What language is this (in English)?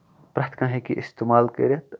Kashmiri